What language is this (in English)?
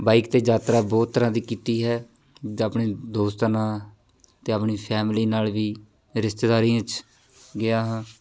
Punjabi